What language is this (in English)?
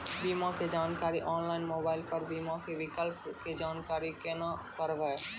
Maithili